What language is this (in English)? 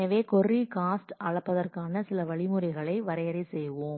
Tamil